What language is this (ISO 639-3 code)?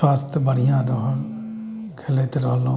mai